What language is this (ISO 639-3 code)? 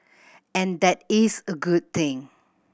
eng